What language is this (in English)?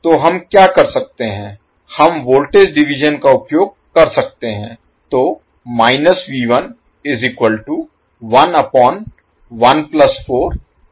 Hindi